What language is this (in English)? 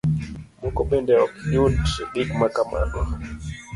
Luo (Kenya and Tanzania)